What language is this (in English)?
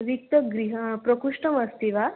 Sanskrit